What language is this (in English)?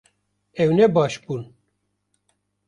Kurdish